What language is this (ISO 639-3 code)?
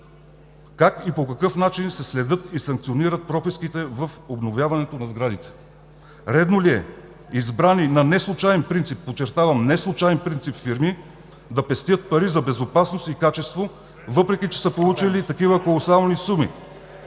bul